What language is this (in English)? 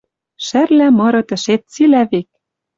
Western Mari